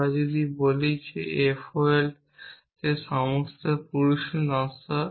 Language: Bangla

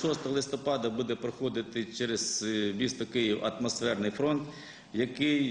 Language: Ukrainian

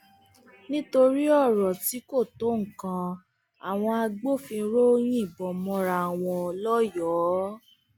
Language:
Yoruba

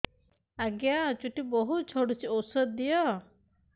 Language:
Odia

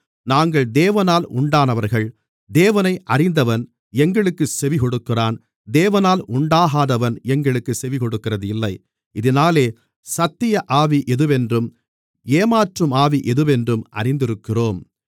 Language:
Tamil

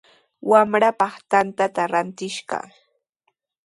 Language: Sihuas Ancash Quechua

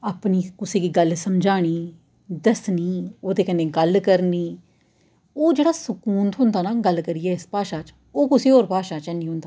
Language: Dogri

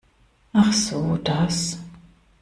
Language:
German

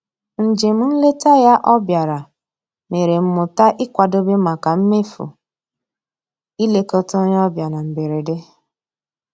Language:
Igbo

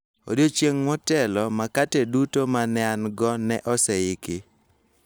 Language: Luo (Kenya and Tanzania)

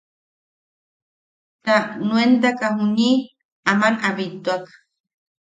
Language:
Yaqui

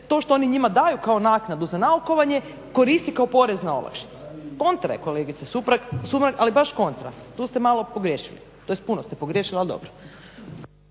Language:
Croatian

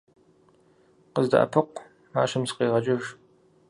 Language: Kabardian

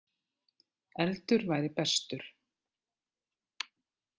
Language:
Icelandic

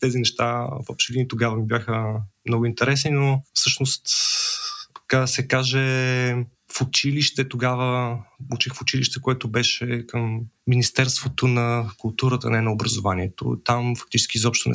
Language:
Bulgarian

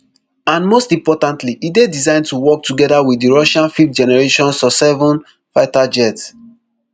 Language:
Nigerian Pidgin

